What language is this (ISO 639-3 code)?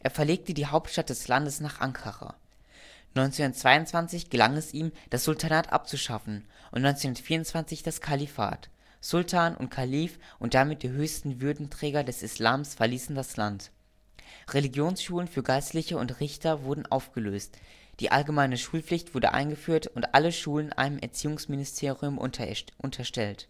deu